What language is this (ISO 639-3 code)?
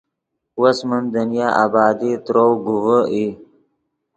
ydg